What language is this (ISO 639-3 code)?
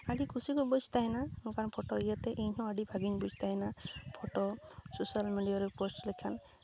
sat